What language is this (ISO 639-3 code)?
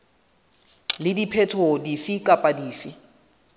sot